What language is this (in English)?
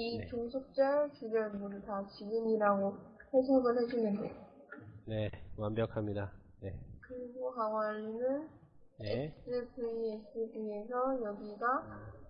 Korean